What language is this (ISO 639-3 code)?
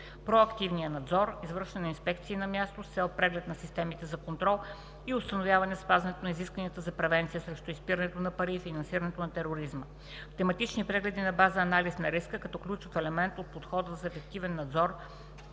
bul